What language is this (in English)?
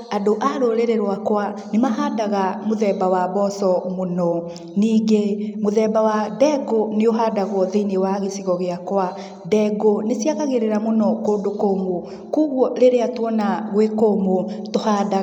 Kikuyu